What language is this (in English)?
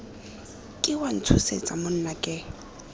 Tswana